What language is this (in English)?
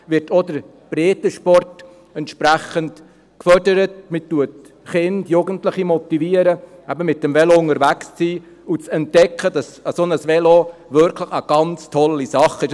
Swiss German